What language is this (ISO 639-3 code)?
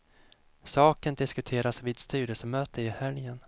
swe